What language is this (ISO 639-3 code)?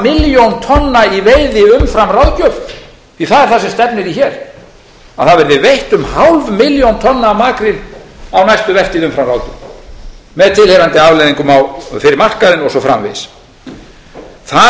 isl